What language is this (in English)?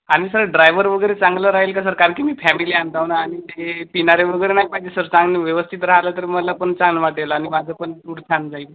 Marathi